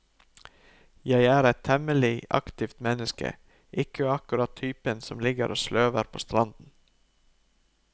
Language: Norwegian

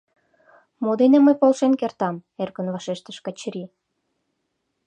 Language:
Mari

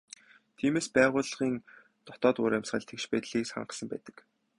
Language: Mongolian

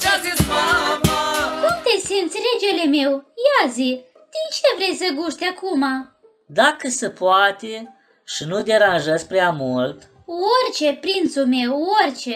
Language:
Romanian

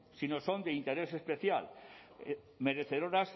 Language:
Spanish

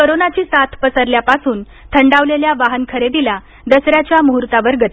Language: Marathi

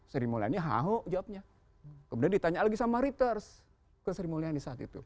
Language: Indonesian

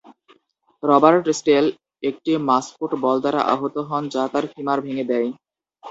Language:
Bangla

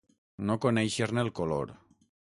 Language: Catalan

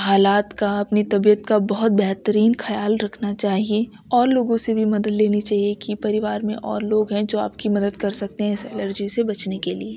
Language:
Urdu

